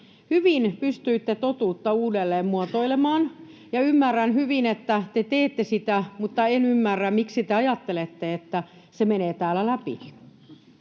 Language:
Finnish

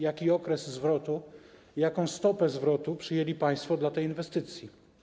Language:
Polish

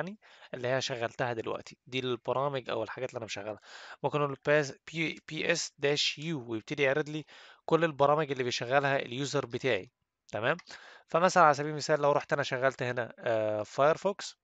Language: Arabic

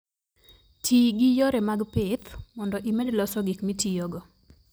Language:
Luo (Kenya and Tanzania)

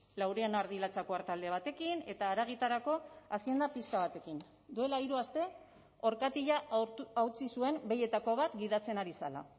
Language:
Basque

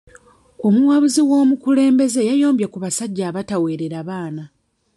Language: Ganda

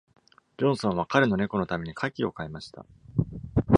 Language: Japanese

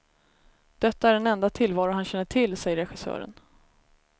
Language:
Swedish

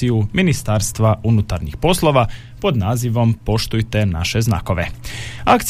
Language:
Croatian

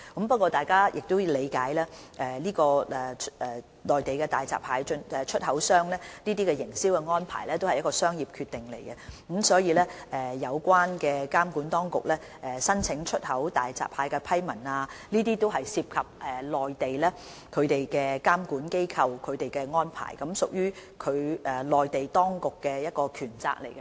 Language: Cantonese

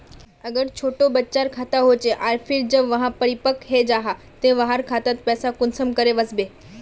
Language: Magahi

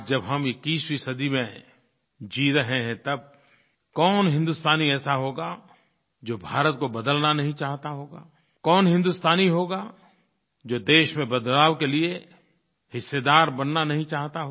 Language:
Hindi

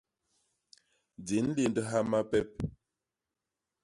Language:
Basaa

